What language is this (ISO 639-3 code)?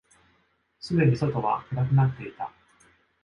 jpn